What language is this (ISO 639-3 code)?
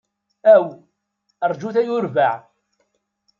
kab